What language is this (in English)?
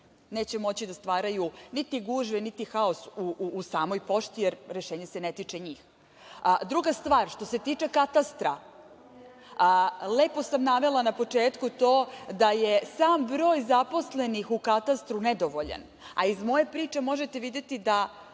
Serbian